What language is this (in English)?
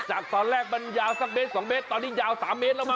Thai